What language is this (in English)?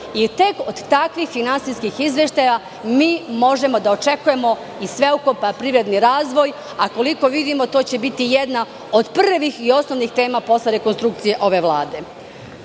Serbian